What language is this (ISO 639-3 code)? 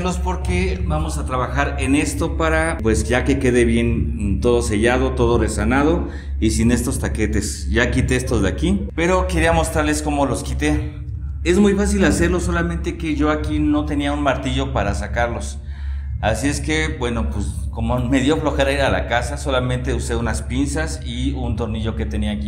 spa